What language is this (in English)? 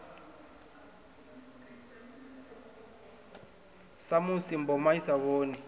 Venda